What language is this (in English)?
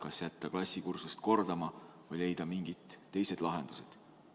Estonian